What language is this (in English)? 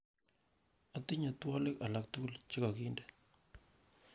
Kalenjin